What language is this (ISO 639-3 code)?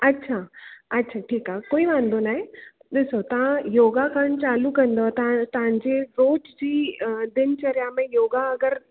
snd